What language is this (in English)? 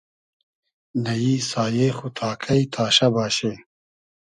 Hazaragi